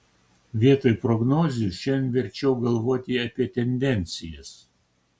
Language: Lithuanian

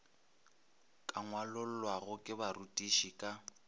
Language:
Northern Sotho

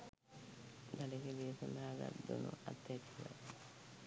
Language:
Sinhala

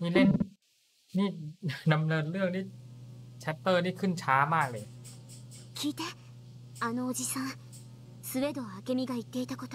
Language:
Thai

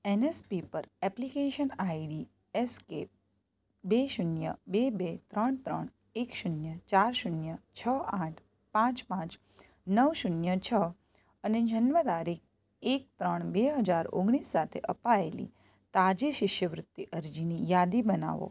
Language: Gujarati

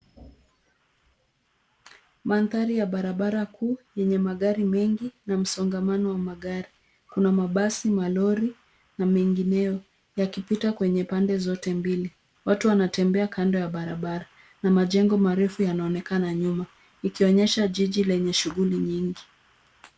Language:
Swahili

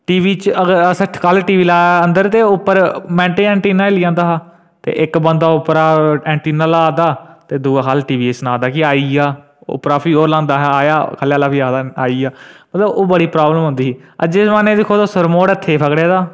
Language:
Dogri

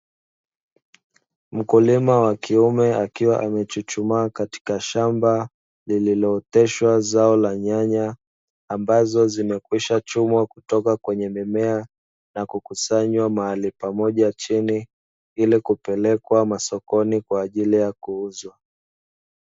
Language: Swahili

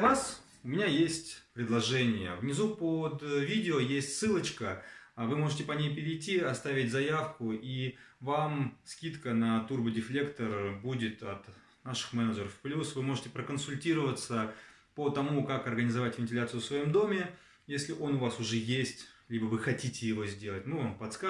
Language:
Russian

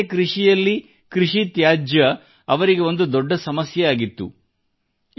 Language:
Kannada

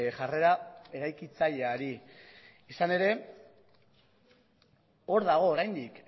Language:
Basque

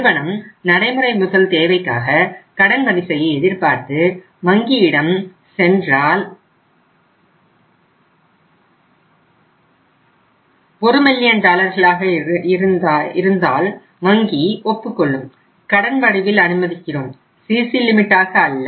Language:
Tamil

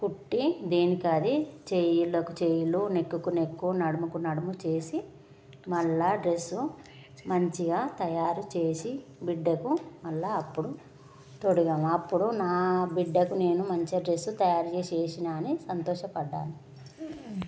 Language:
Telugu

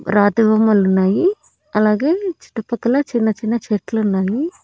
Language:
Telugu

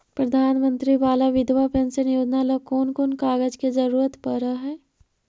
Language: Magahi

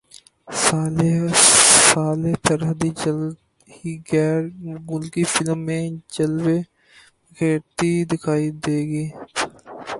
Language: Urdu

